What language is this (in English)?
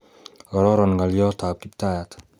Kalenjin